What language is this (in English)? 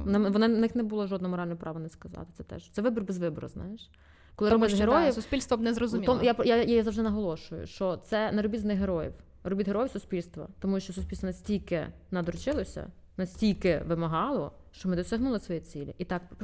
Ukrainian